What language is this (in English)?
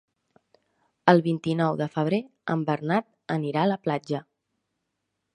Catalan